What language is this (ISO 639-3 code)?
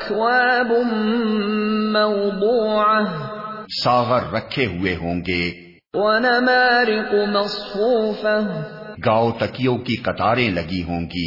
urd